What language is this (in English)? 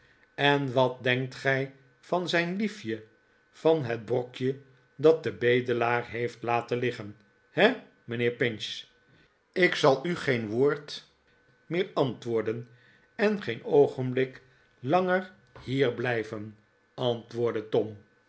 Dutch